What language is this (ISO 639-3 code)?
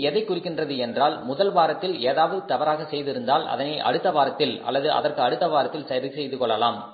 tam